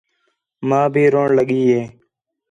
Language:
Khetrani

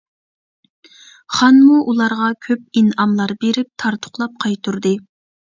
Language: Uyghur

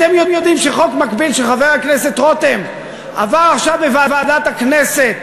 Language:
Hebrew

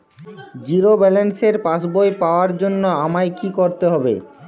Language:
Bangla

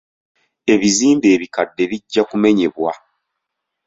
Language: Ganda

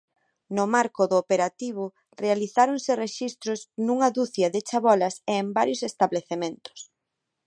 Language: Galician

